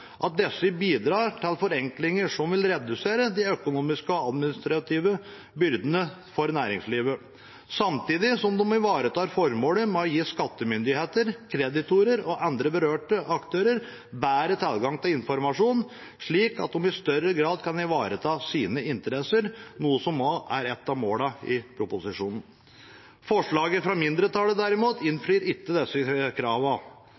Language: Norwegian Bokmål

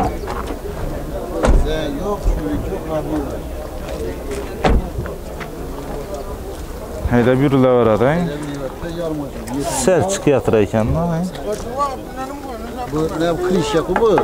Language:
Turkish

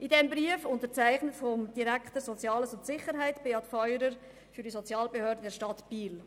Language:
Swiss German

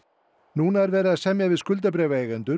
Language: Icelandic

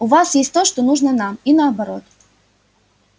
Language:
Russian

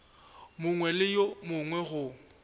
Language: Northern Sotho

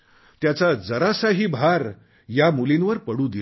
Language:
Marathi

